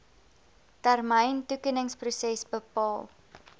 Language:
Afrikaans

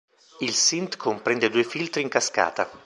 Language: Italian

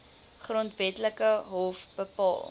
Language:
Afrikaans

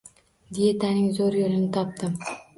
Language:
Uzbek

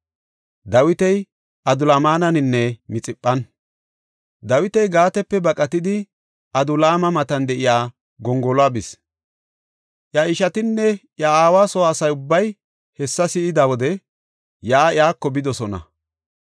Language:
Gofa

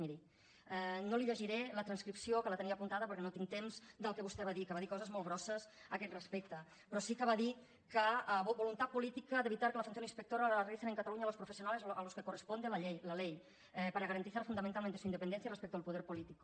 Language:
Catalan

